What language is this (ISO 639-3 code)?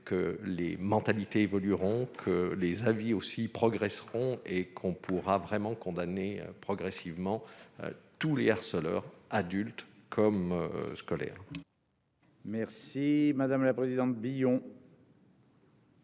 fra